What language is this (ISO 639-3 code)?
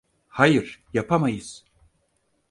tur